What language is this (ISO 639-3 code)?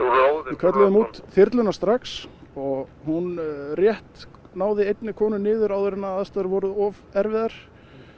isl